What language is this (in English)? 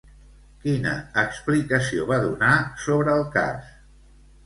Catalan